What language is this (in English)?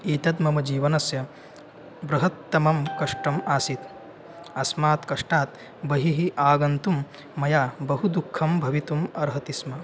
Sanskrit